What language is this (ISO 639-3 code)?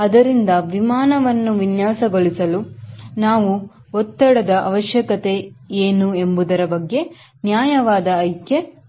kan